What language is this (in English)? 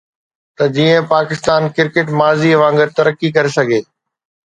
Sindhi